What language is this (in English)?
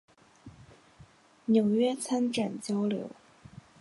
Chinese